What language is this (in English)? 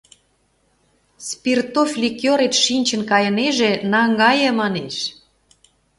Mari